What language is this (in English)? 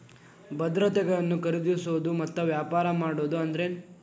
Kannada